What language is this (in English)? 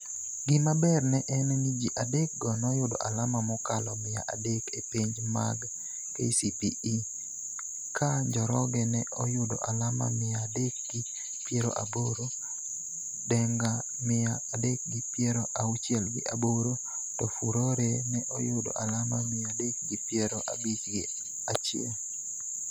Luo (Kenya and Tanzania)